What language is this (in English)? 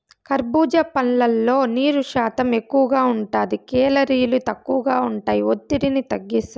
Telugu